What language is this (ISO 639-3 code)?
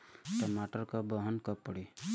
bho